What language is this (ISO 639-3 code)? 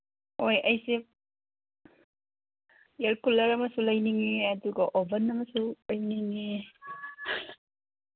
mni